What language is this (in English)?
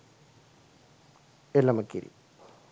Sinhala